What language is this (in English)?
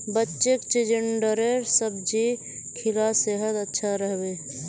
Magahi